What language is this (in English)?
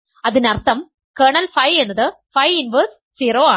Malayalam